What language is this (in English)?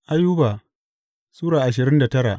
Hausa